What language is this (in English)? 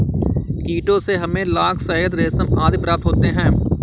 Hindi